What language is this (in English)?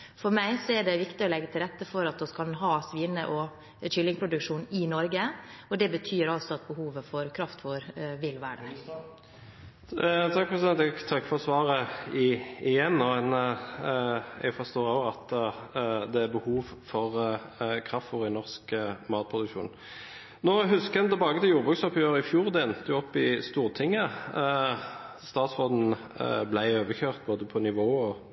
Norwegian Bokmål